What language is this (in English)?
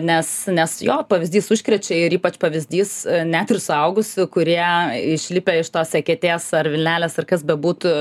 Lithuanian